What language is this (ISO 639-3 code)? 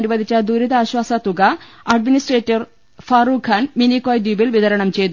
mal